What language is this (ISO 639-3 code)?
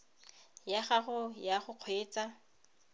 tsn